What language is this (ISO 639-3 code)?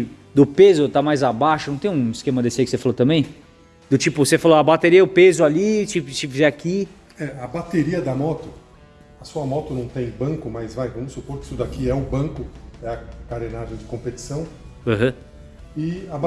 por